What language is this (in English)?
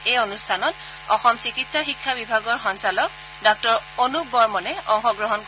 Assamese